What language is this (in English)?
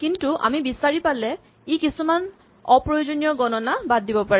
Assamese